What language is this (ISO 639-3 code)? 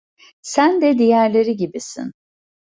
tur